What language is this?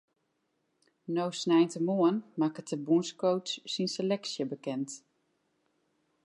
Western Frisian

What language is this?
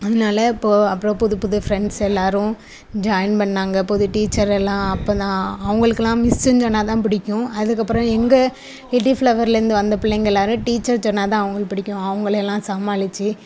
Tamil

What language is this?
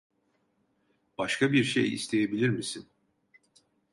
Turkish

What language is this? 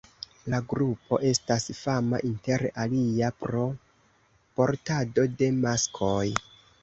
Esperanto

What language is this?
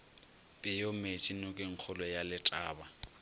Northern Sotho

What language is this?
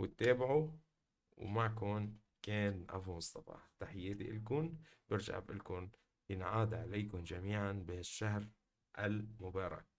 Arabic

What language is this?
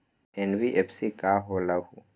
Magahi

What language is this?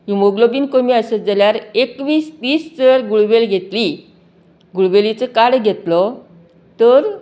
Konkani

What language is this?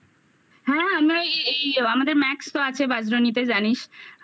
Bangla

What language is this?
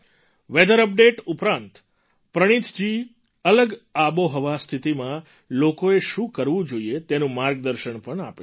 Gujarati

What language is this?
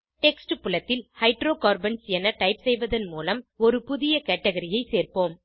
Tamil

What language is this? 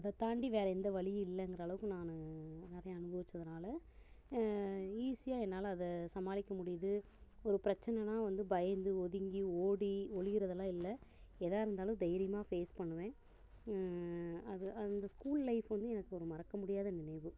Tamil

